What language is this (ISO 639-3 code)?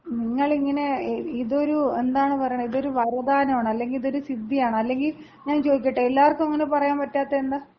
mal